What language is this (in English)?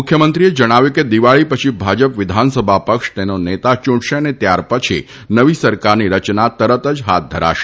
Gujarati